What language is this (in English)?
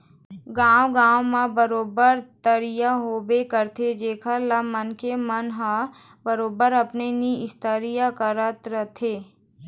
Chhattisgarhi